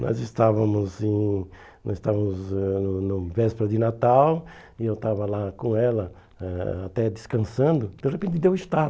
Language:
Portuguese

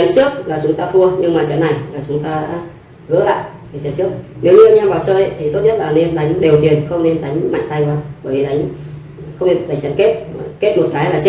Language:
Vietnamese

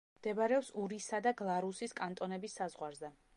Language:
Georgian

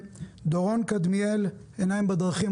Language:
Hebrew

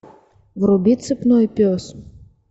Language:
Russian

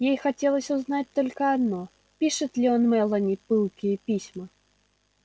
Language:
Russian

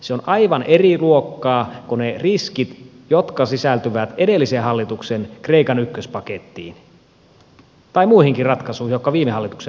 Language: Finnish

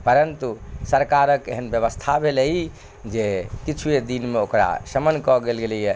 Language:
Maithili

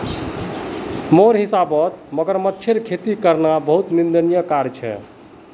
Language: Magahi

